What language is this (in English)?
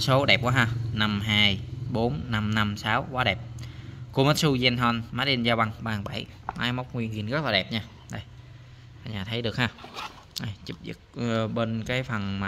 Vietnamese